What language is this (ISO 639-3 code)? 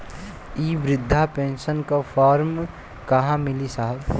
bho